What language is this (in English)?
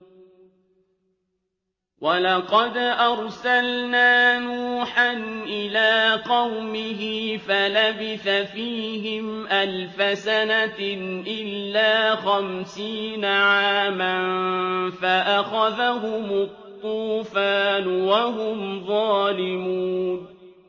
Arabic